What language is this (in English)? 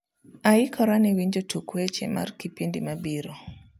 Luo (Kenya and Tanzania)